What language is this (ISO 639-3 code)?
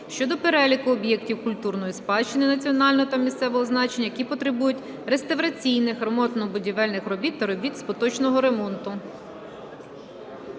ukr